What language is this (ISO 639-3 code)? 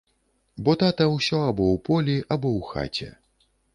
bel